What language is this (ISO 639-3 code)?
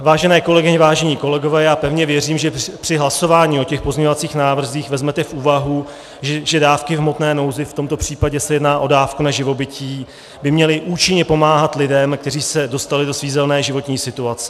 ces